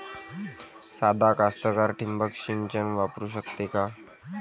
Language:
Marathi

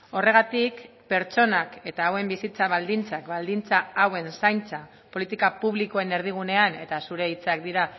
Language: Basque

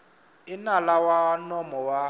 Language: Tsonga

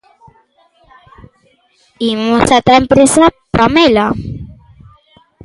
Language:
Galician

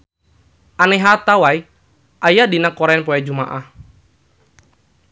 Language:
Sundanese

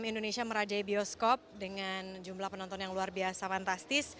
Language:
Indonesian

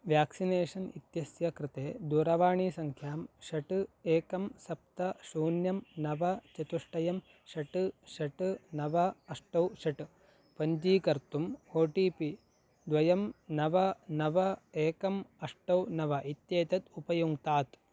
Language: Sanskrit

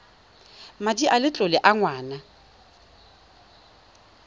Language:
Tswana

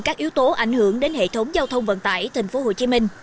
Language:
Vietnamese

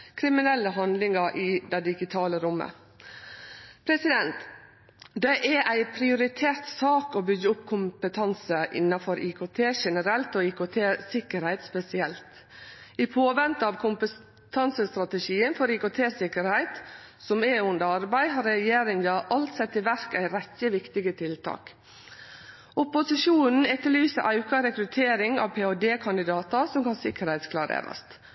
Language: Norwegian Nynorsk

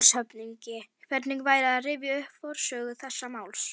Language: Icelandic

